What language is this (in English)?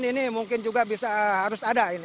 Indonesian